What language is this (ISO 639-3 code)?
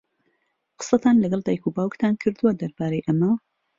ckb